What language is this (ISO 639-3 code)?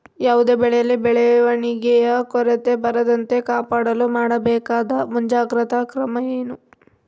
kan